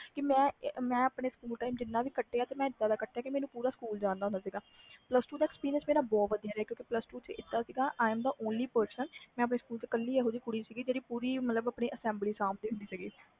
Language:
Punjabi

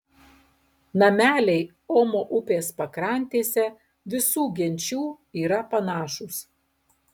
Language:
Lithuanian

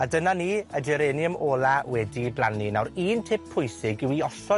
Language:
Welsh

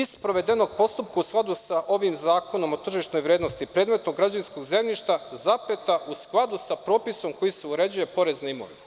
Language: Serbian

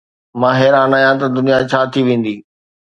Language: Sindhi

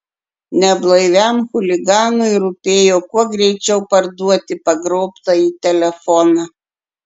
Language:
Lithuanian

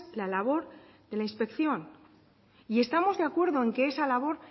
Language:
Spanish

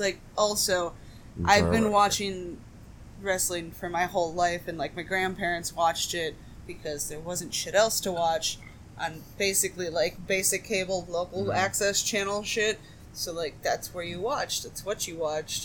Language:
English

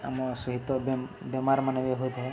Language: Odia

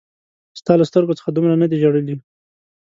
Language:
Pashto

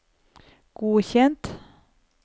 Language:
Norwegian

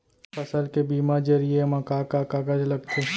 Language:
Chhattisgarhi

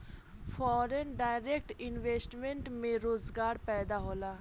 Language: Bhojpuri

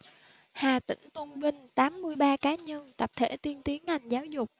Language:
Vietnamese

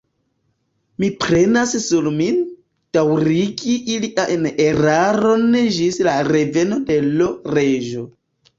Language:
Esperanto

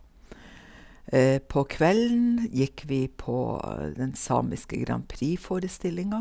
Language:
Norwegian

